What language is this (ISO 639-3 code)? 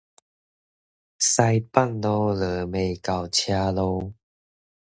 nan